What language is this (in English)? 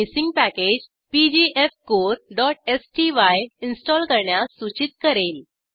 Marathi